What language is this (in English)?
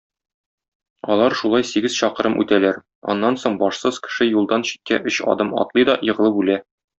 Tatar